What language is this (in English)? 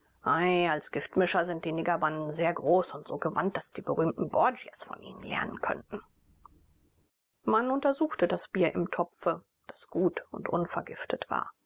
German